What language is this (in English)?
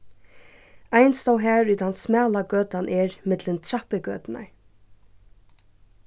Faroese